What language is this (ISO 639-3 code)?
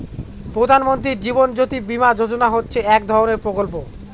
ben